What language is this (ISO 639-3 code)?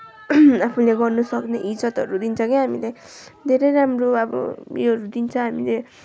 nep